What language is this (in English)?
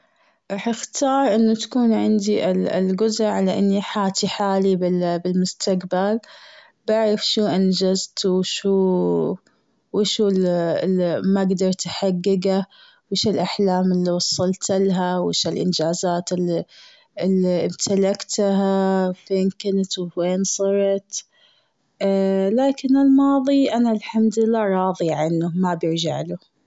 Gulf Arabic